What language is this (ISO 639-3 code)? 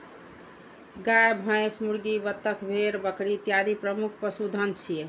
mai